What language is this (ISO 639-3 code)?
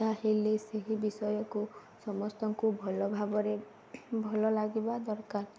ori